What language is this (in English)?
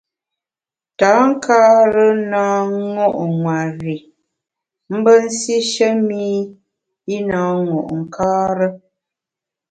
Bamun